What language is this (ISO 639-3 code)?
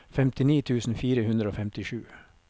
nor